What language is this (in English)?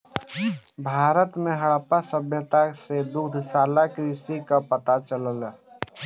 Bhojpuri